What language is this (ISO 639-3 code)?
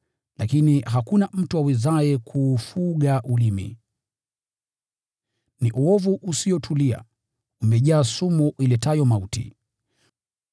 swa